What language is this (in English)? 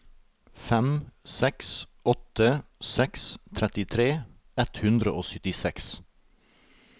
Norwegian